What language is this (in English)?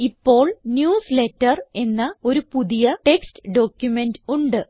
Malayalam